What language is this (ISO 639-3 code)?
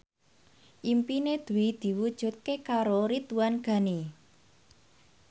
jav